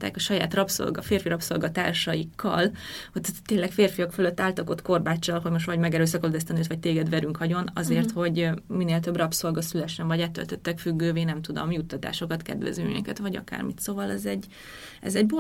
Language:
Hungarian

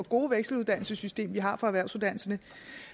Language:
Danish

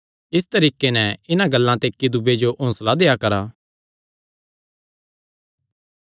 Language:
Kangri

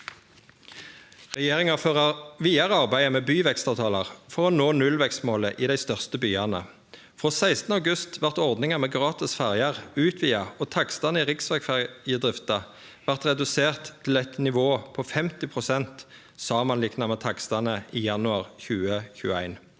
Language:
Norwegian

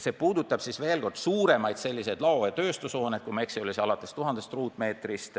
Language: Estonian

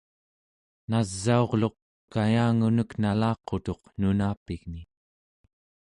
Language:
Central Yupik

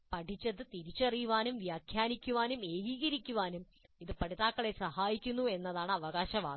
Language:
Malayalam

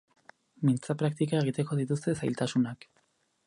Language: Basque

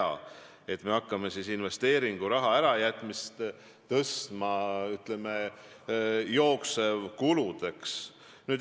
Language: Estonian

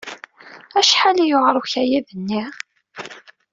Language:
Kabyle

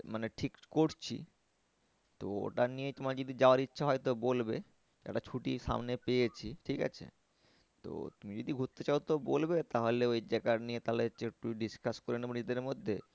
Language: Bangla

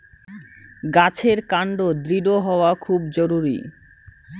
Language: Bangla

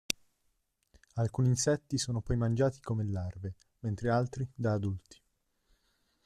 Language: Italian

